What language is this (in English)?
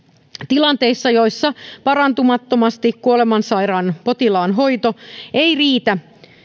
Finnish